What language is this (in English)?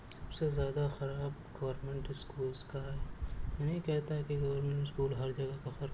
Urdu